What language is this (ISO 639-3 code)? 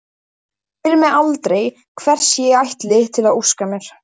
isl